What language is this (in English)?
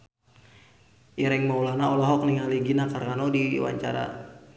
Sundanese